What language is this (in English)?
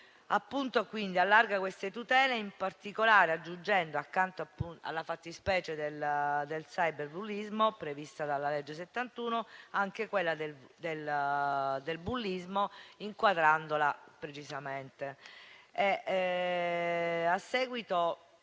Italian